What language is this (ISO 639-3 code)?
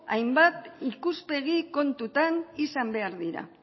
eus